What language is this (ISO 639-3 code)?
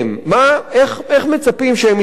heb